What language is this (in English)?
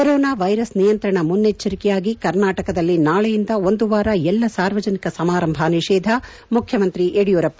Kannada